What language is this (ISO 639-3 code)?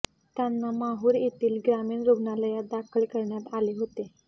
mar